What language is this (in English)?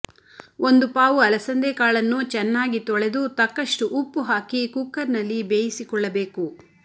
Kannada